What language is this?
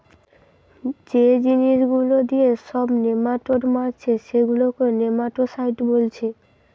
Bangla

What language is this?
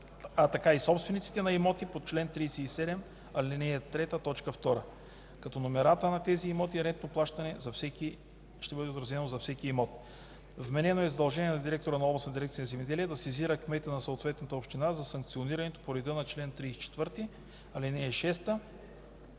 Bulgarian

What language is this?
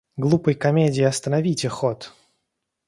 Russian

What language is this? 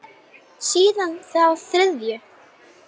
Icelandic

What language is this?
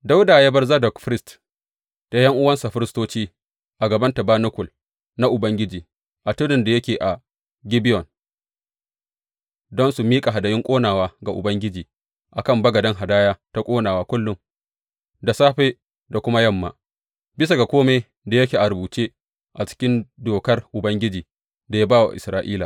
Hausa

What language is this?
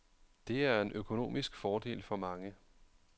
Danish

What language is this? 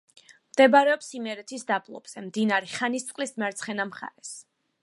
Georgian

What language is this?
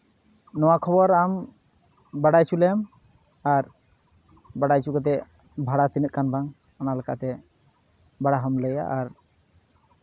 Santali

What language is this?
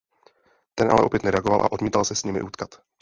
Czech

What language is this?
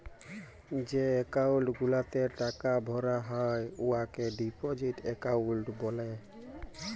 Bangla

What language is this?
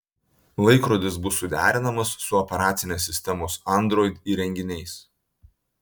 Lithuanian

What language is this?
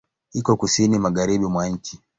Swahili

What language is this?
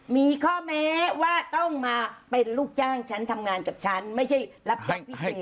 Thai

